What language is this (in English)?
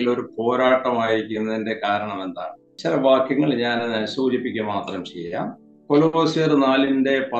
Malayalam